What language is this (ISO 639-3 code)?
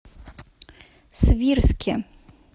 rus